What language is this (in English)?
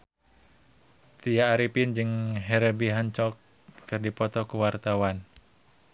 Sundanese